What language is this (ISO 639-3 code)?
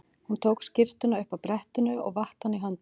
isl